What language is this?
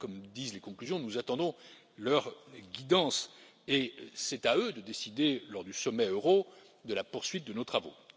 French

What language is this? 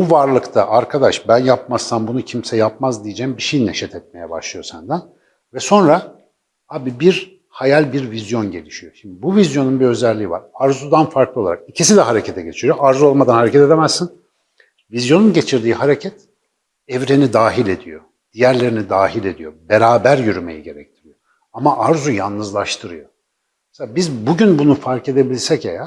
Turkish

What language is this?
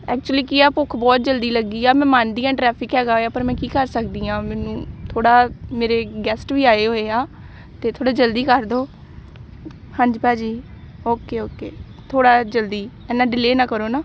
Punjabi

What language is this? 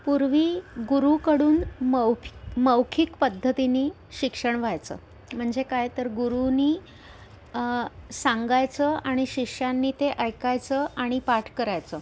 Marathi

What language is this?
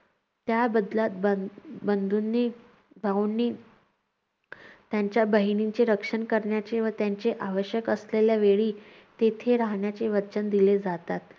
Marathi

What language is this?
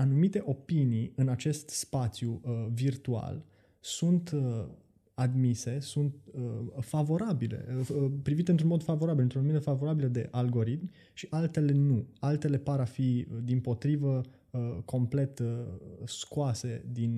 Romanian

